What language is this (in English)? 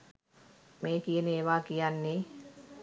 Sinhala